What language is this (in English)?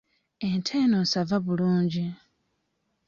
Ganda